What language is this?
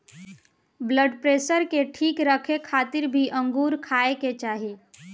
Bhojpuri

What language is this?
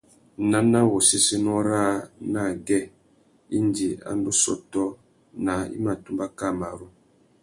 Tuki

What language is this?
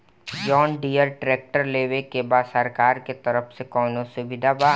Bhojpuri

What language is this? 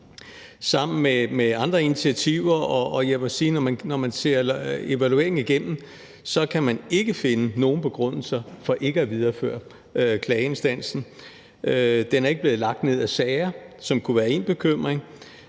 Danish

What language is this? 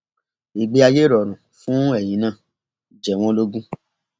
Yoruba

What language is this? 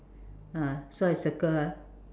English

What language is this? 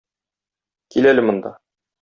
Tatar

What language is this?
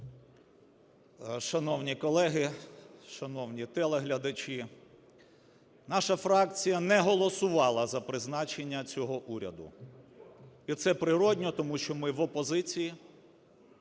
Ukrainian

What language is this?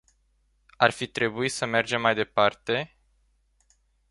Romanian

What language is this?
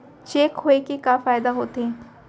Chhattisgarhi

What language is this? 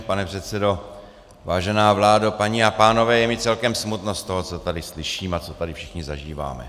Czech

